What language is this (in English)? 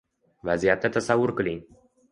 Uzbek